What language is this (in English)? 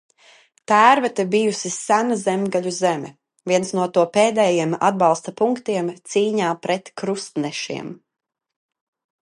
Latvian